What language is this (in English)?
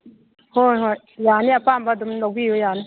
Manipuri